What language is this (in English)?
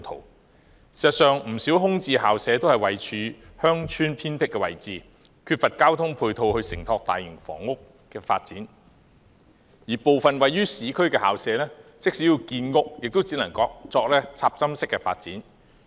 Cantonese